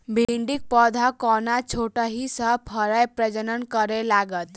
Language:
Maithili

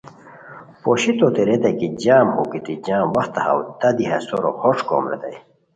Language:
Khowar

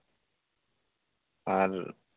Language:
Santali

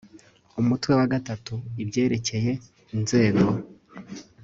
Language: Kinyarwanda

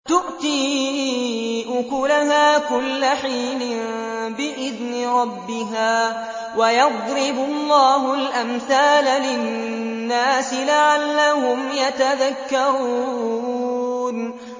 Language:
Arabic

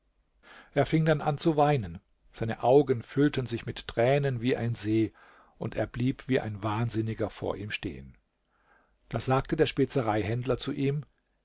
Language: German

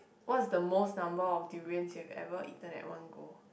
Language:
English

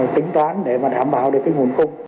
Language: Vietnamese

